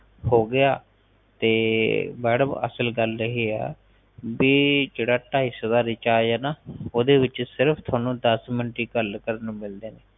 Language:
Punjabi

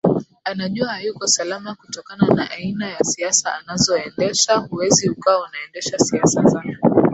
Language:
Swahili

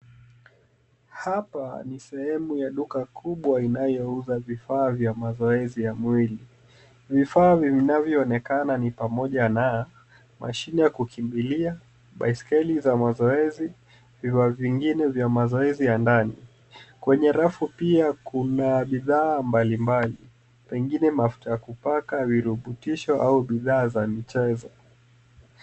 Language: Swahili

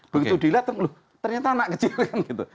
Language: Indonesian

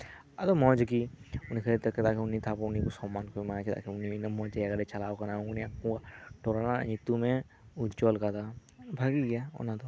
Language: Santali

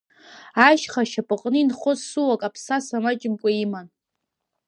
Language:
Abkhazian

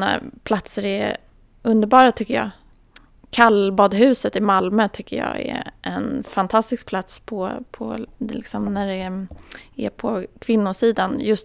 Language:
Swedish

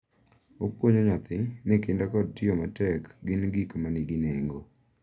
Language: Luo (Kenya and Tanzania)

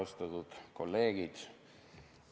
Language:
Estonian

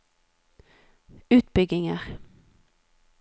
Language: Norwegian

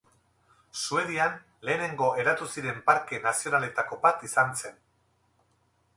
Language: Basque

